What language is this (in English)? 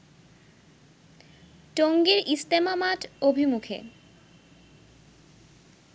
Bangla